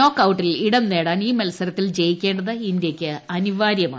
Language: Malayalam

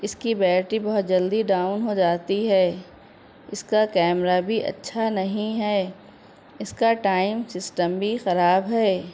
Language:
Urdu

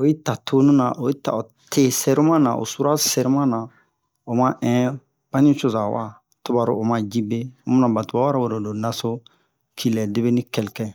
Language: Bomu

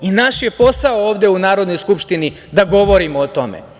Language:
Serbian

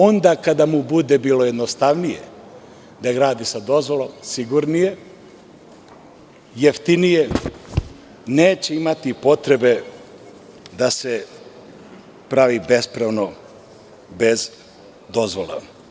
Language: Serbian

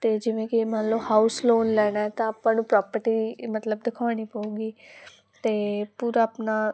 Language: Punjabi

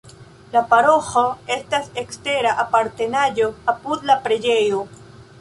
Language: Esperanto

